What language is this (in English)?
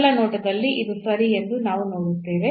Kannada